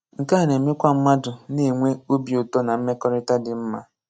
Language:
Igbo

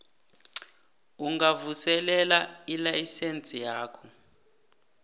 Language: South Ndebele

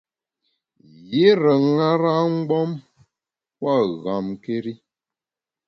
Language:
Bamun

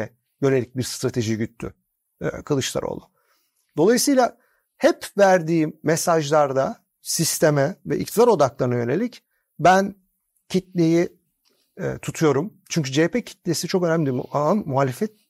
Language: Turkish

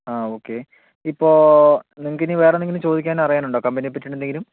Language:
Malayalam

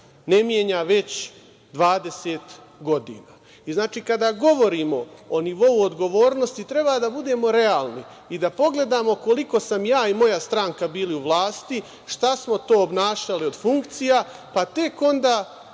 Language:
Serbian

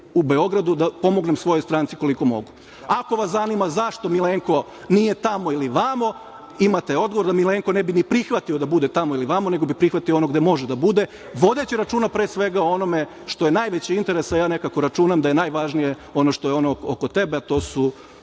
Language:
Serbian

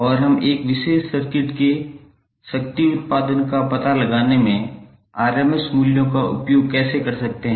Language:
Hindi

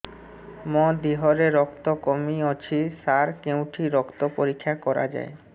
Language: Odia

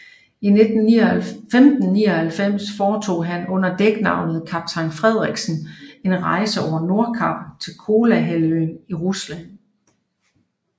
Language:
Danish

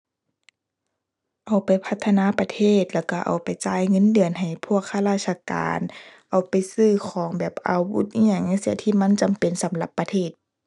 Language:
Thai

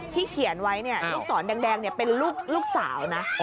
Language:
Thai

